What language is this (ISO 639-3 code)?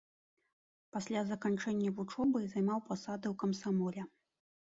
bel